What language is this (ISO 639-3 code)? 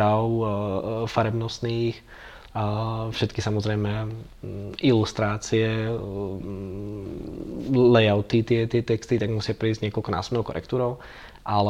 ces